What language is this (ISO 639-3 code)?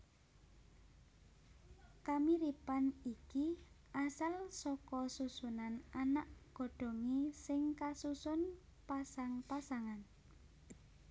jav